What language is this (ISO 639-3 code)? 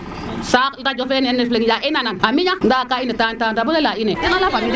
srr